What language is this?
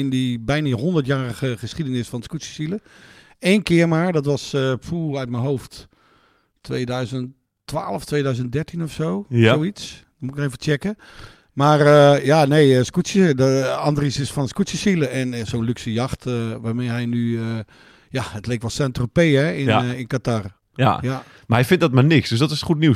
Dutch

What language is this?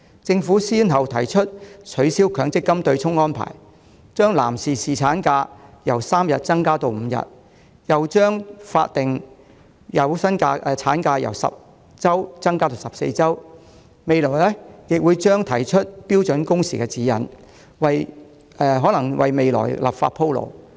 Cantonese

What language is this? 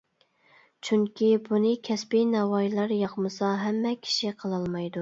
Uyghur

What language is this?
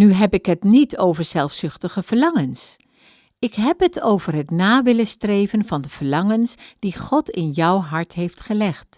Dutch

